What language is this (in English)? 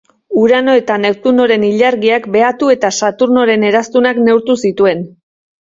Basque